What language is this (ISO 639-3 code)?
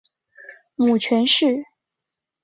zho